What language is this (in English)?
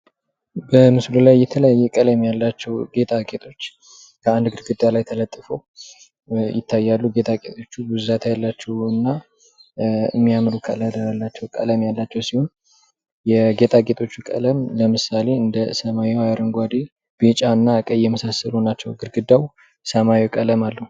Amharic